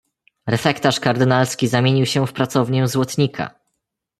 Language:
Polish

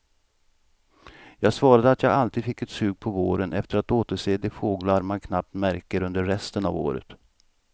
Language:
Swedish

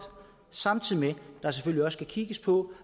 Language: Danish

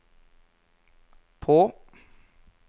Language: Norwegian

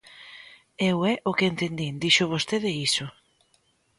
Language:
Galician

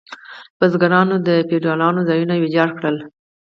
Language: Pashto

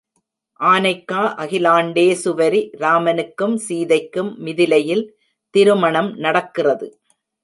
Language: Tamil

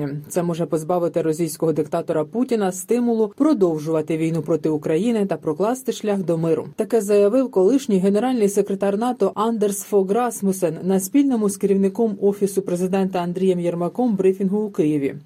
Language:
Ukrainian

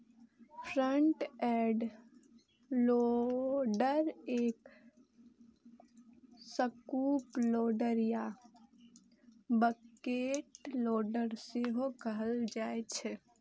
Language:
Maithili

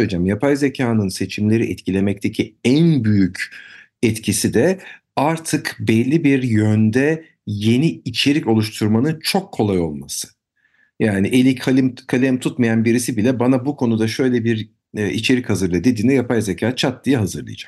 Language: Turkish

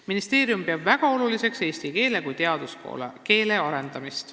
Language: Estonian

